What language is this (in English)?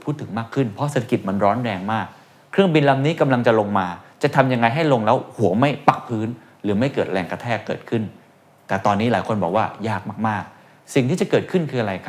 Thai